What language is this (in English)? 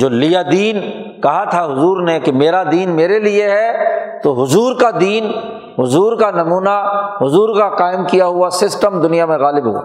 Urdu